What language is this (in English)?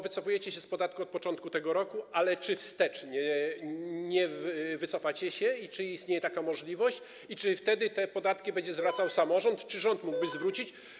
Polish